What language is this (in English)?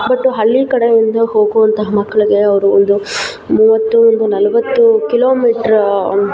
Kannada